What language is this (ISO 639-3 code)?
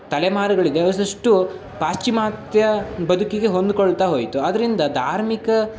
kan